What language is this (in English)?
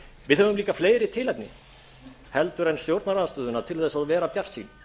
Icelandic